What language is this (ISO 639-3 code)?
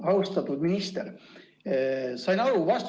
est